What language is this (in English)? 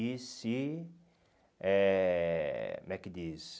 Portuguese